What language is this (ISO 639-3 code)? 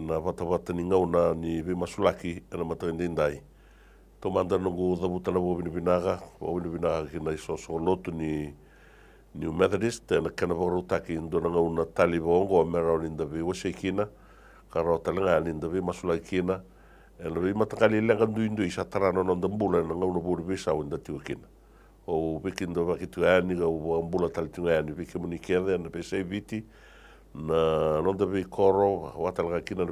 ita